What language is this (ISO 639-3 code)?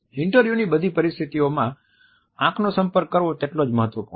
guj